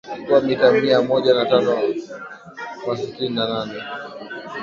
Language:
Swahili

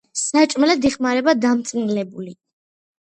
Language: Georgian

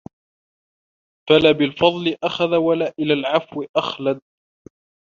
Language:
Arabic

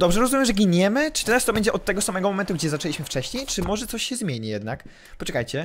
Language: Polish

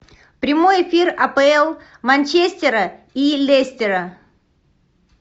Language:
Russian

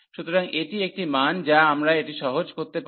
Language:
Bangla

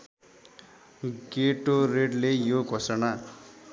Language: Nepali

